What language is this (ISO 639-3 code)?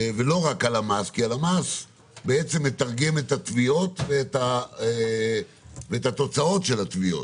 heb